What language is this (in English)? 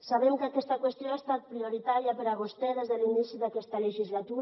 Catalan